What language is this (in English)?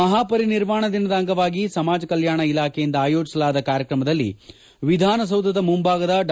Kannada